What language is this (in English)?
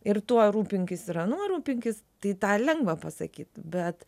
Lithuanian